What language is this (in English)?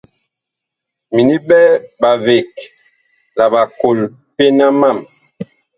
Bakoko